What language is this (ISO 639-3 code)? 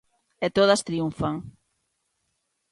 glg